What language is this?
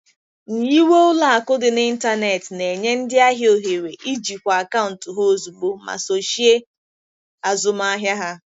Igbo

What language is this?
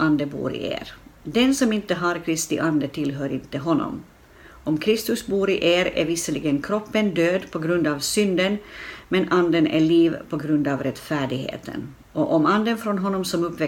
Swedish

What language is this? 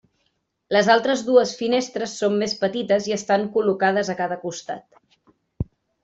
Catalan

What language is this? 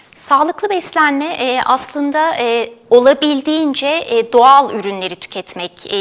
Turkish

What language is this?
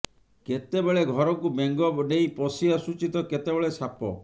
Odia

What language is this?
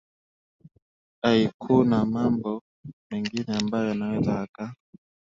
Swahili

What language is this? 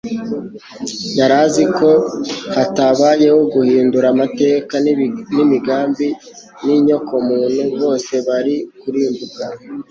Kinyarwanda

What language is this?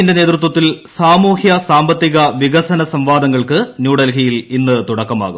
Malayalam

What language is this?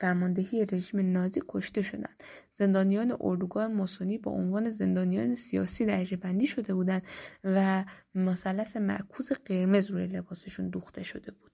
Persian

